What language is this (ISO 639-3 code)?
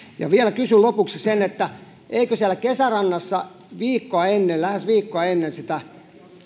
fin